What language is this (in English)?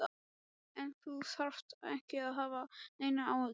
Icelandic